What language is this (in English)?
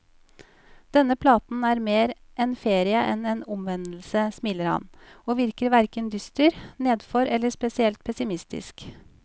Norwegian